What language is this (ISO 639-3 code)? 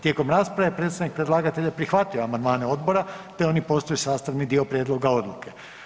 hrv